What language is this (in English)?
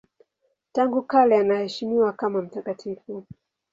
Swahili